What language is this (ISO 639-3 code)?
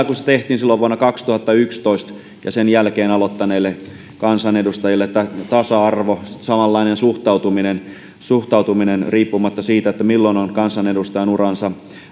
fin